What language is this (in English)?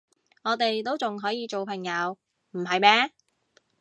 Cantonese